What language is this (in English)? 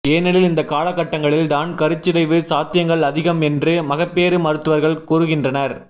Tamil